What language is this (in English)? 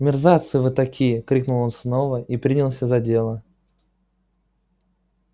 Russian